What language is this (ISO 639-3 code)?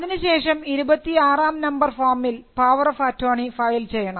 mal